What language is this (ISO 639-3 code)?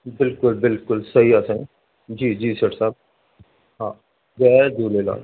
snd